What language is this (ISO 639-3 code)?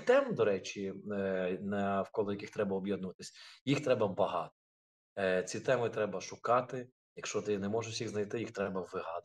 ukr